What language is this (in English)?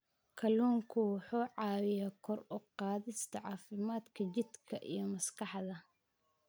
Somali